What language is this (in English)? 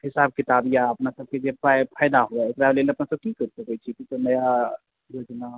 Maithili